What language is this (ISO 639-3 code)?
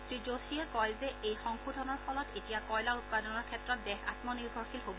asm